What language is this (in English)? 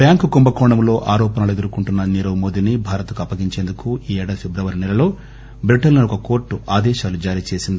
Telugu